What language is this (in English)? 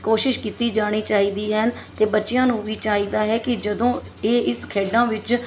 Punjabi